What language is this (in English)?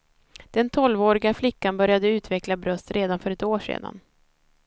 Swedish